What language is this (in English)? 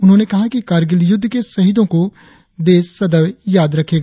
Hindi